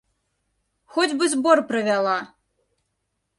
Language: Belarusian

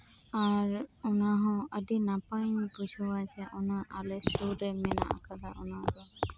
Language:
Santali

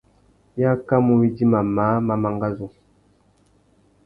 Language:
Tuki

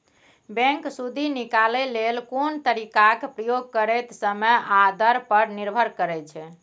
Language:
Maithili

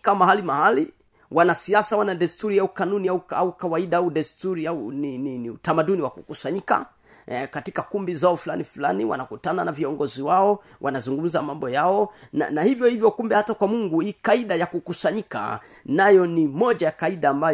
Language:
Swahili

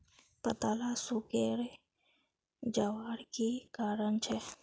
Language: Magahi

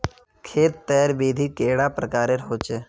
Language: Magahi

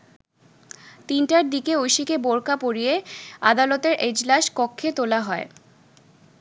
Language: Bangla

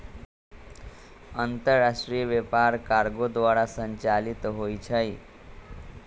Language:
Magahi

